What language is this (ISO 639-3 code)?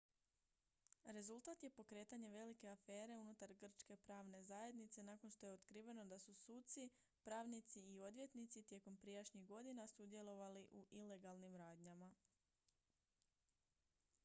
hrv